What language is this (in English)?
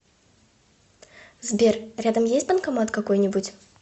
Russian